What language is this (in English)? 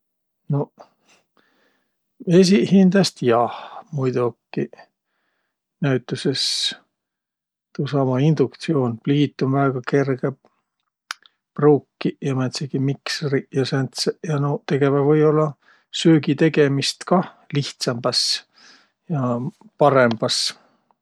Võro